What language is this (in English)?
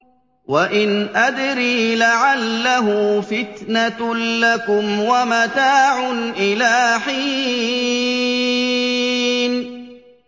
Arabic